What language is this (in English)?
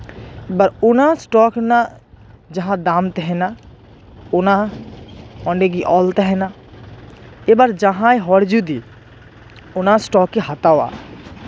Santali